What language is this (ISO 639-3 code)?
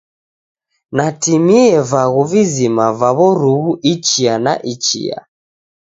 dav